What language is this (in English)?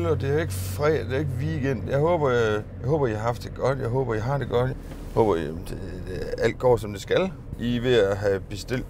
Danish